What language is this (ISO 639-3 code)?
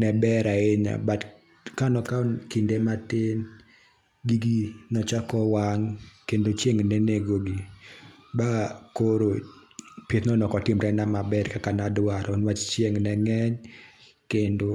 luo